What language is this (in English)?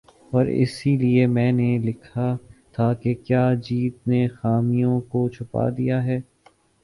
Urdu